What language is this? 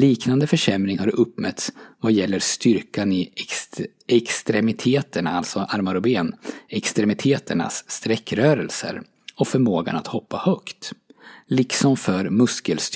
Swedish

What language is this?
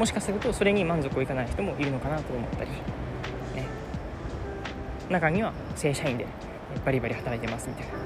Japanese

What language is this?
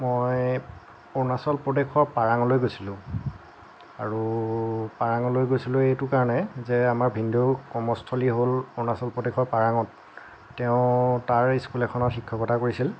Assamese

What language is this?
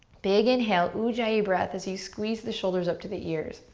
English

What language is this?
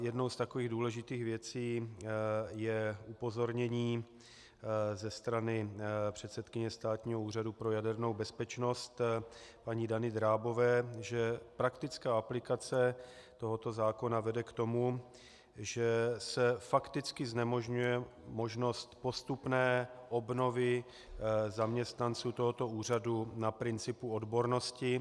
Czech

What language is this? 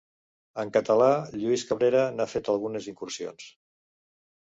Catalan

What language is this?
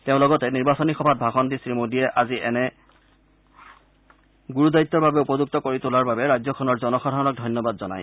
Assamese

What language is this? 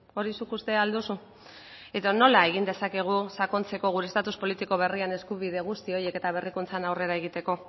Basque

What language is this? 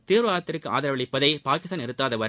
Tamil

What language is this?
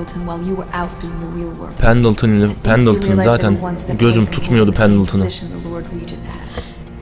Turkish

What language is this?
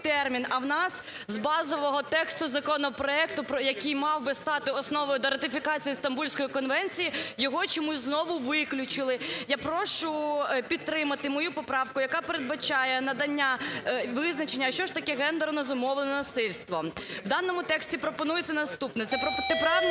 Ukrainian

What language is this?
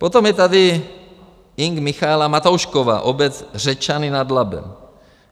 Czech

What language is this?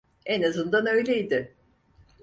Turkish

